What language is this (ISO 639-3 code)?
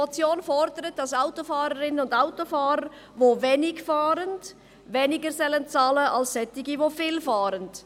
gsw